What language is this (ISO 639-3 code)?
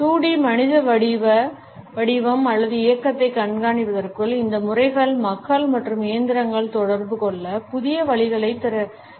tam